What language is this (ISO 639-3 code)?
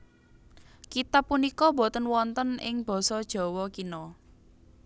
jav